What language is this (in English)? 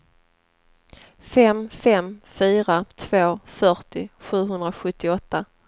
Swedish